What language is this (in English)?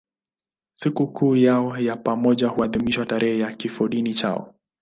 Swahili